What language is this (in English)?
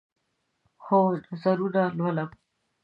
Pashto